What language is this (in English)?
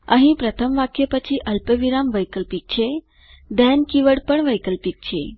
Gujarati